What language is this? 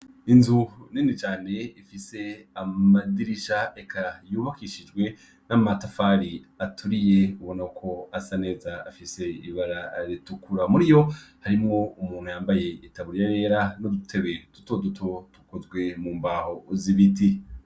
Rundi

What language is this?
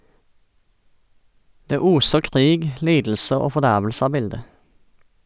Norwegian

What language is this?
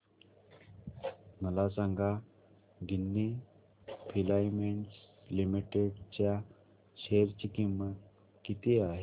Marathi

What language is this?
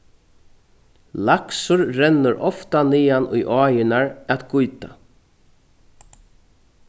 Faroese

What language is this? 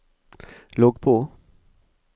Norwegian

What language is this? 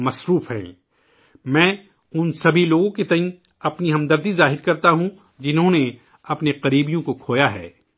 Urdu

